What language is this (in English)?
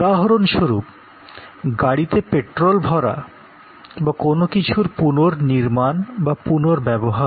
Bangla